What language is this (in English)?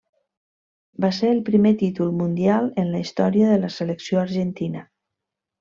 Catalan